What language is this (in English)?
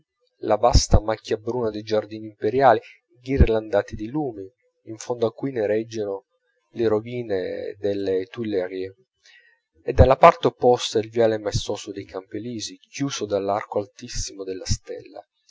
Italian